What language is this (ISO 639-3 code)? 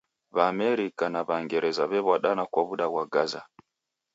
dav